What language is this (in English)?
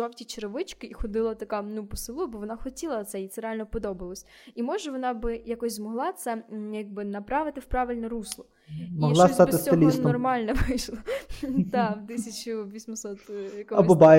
Ukrainian